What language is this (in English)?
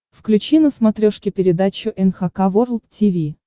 Russian